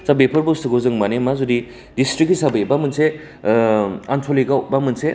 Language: Bodo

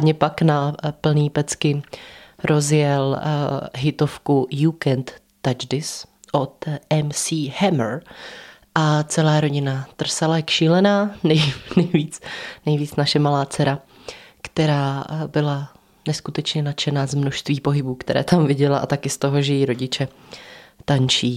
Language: Czech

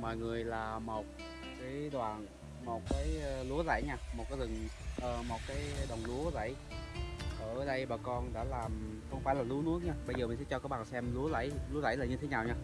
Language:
Vietnamese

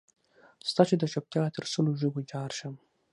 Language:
Pashto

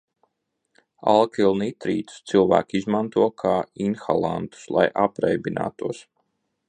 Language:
Latvian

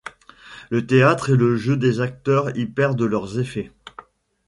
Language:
French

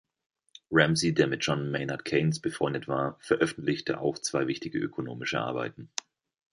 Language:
German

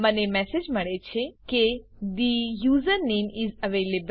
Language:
Gujarati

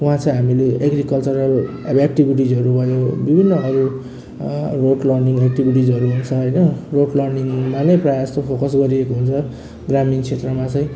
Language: Nepali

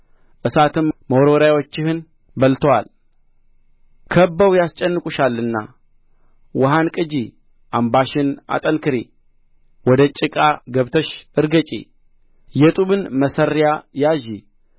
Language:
Amharic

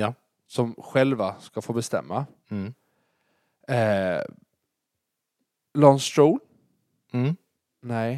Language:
Swedish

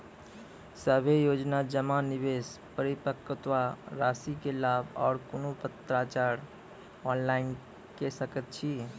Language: Maithili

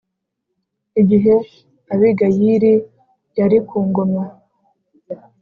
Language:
Kinyarwanda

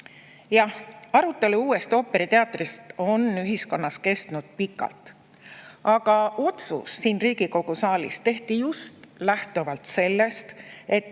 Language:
Estonian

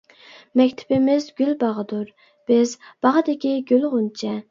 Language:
Uyghur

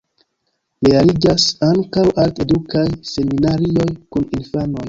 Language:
Esperanto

